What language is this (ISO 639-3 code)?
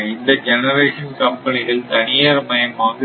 tam